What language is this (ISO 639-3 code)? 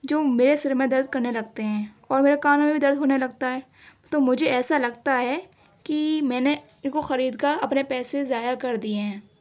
urd